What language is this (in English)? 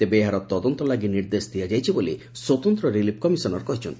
Odia